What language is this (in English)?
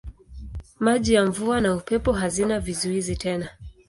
Swahili